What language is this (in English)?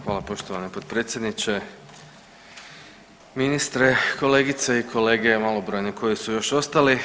Croatian